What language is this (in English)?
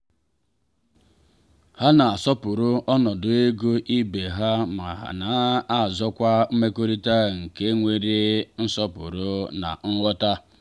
Igbo